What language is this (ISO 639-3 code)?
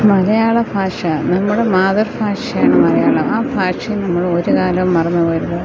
mal